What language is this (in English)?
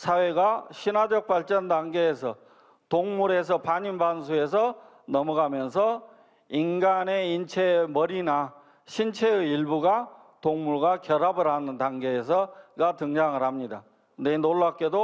Korean